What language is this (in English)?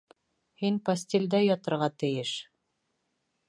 Bashkir